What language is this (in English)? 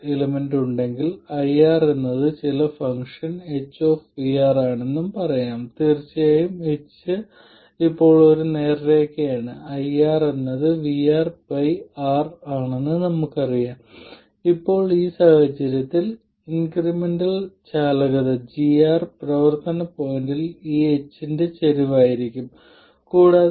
Malayalam